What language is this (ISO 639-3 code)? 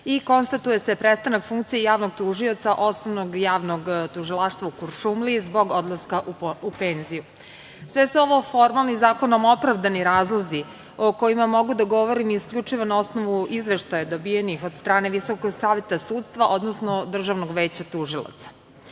srp